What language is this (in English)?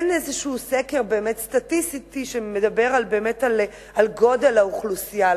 Hebrew